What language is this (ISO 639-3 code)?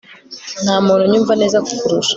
kin